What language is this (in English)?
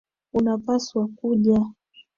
Swahili